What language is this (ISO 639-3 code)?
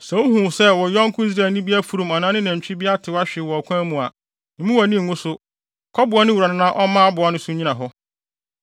aka